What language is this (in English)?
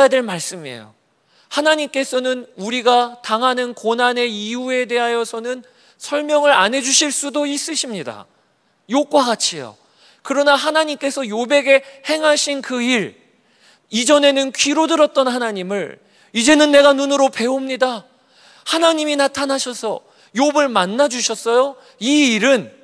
Korean